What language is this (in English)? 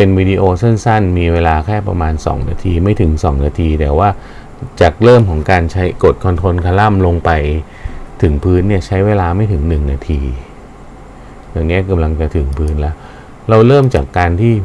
Thai